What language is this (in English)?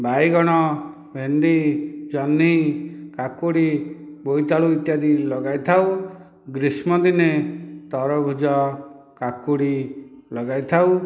Odia